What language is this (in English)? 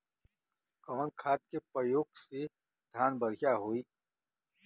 Bhojpuri